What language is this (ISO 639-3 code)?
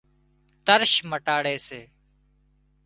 kxp